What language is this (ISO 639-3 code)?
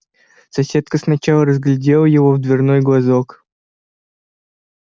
rus